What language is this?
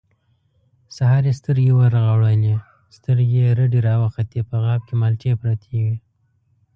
Pashto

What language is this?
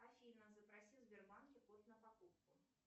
Russian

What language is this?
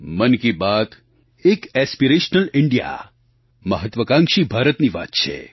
Gujarati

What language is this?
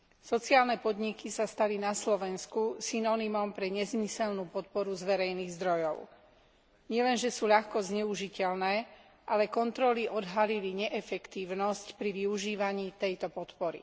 Slovak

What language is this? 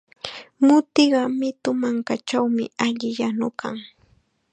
Chiquián Ancash Quechua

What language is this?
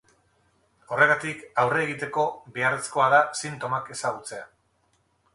Basque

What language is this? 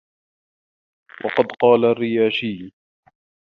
Arabic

